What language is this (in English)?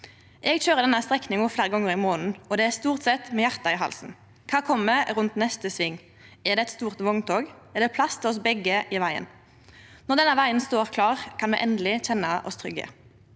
Norwegian